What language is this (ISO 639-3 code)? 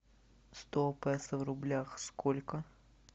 rus